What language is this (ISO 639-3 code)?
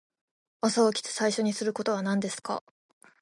jpn